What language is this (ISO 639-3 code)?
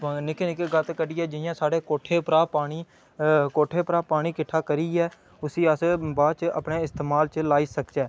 doi